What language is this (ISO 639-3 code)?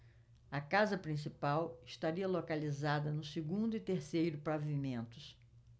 por